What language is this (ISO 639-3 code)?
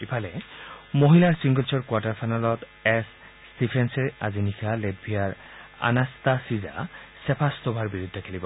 asm